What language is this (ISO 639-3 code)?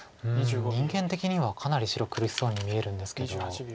jpn